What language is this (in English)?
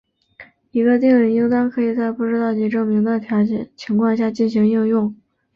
Chinese